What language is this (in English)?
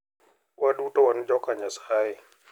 Luo (Kenya and Tanzania)